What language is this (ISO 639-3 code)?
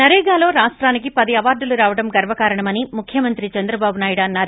tel